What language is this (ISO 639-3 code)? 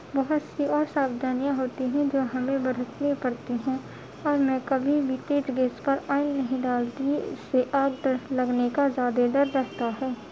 urd